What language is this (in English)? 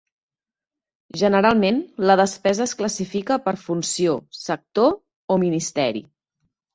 Catalan